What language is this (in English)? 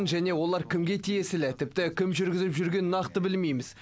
Kazakh